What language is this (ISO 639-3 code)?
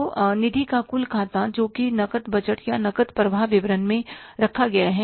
hin